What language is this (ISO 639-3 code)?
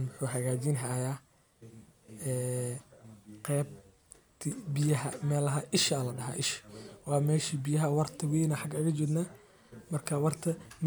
som